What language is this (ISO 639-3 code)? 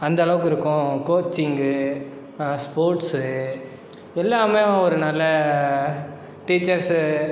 tam